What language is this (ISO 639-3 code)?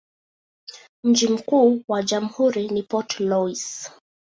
swa